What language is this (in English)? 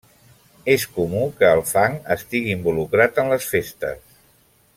Catalan